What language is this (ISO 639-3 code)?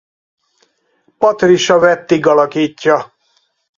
hun